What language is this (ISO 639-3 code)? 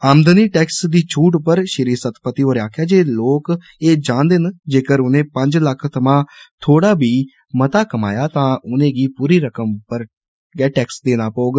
doi